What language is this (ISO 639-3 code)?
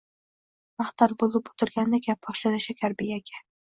uzb